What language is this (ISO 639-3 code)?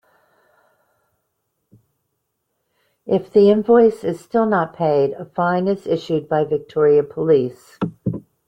eng